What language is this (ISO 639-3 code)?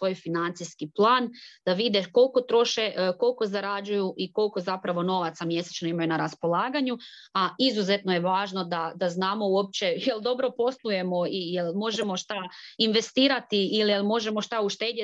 hrv